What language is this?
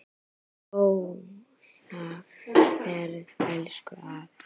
Icelandic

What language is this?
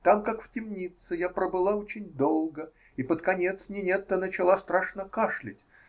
Russian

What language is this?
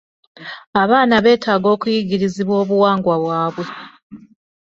Ganda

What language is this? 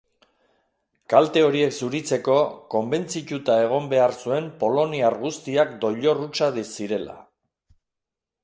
Basque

